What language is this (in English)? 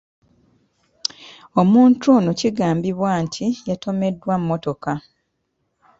Ganda